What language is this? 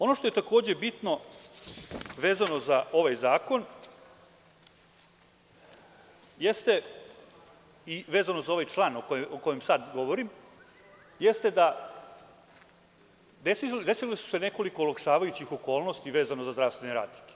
Serbian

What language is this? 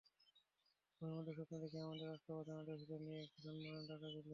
Bangla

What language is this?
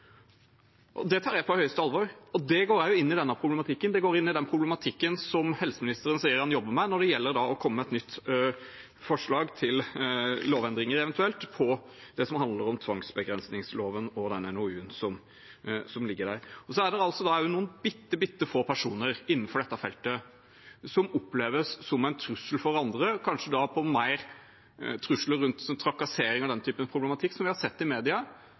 Norwegian Bokmål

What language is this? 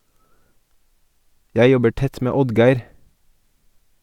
Norwegian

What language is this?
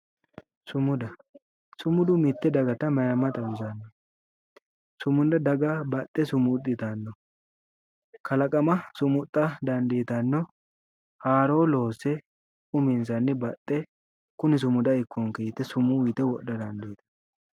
Sidamo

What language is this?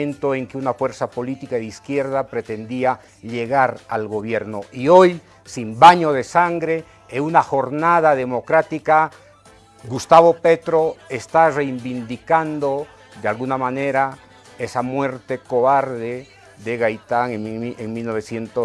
Spanish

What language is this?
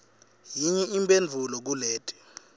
Swati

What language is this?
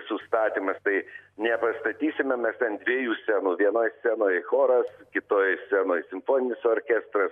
Lithuanian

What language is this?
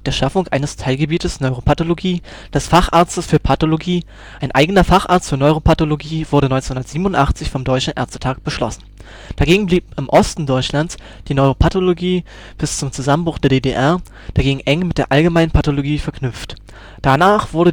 German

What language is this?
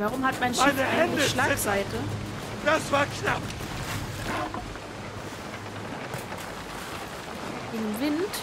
German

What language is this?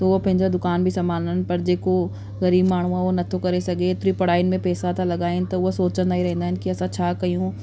Sindhi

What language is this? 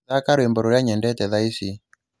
Kikuyu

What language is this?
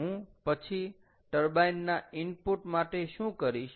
Gujarati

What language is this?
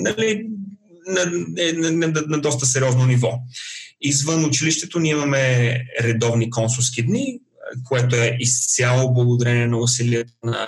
Bulgarian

